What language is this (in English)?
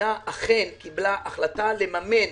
Hebrew